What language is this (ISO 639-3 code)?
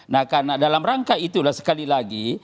ind